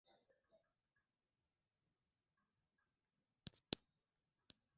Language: Swahili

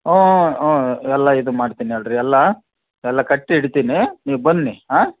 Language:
Kannada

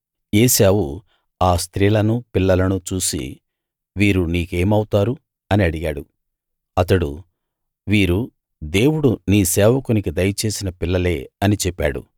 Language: Telugu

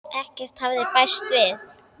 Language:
Icelandic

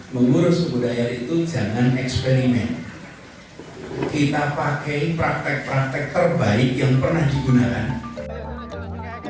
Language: Indonesian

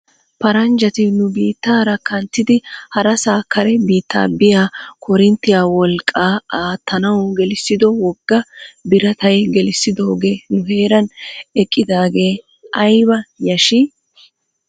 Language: Wolaytta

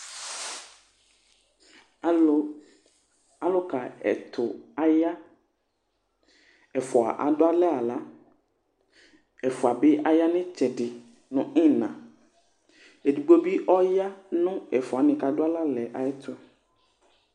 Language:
Ikposo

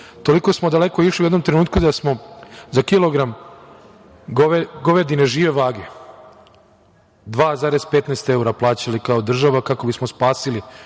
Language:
Serbian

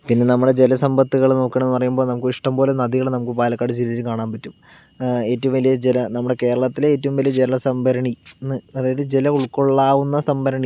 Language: Malayalam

